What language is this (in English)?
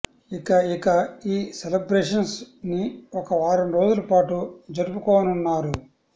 Telugu